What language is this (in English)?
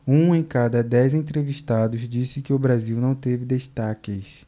Portuguese